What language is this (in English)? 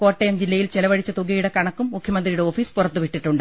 Malayalam